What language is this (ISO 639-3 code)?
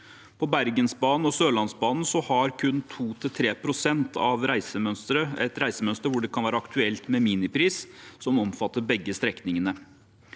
nor